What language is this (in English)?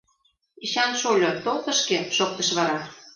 Mari